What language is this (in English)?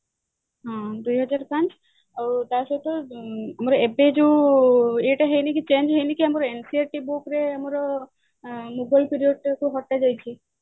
Odia